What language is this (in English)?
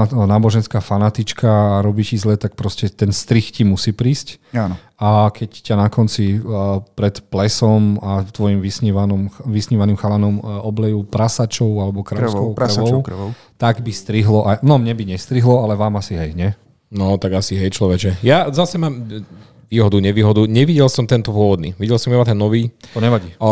Slovak